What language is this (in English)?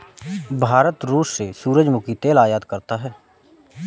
Hindi